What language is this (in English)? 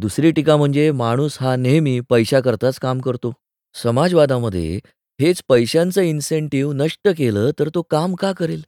Marathi